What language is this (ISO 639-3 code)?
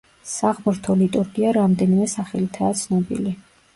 kat